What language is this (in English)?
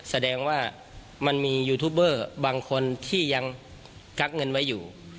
Thai